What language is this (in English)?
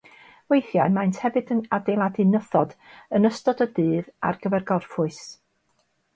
Welsh